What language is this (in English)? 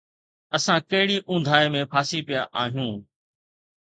Sindhi